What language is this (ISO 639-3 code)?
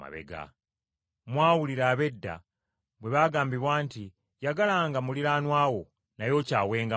lug